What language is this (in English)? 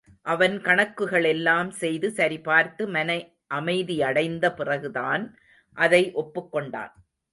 Tamil